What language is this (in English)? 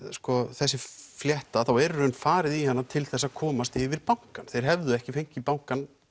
Icelandic